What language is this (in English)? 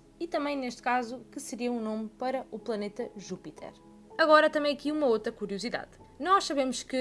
Portuguese